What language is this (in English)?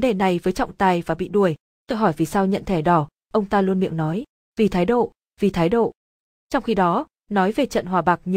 Vietnamese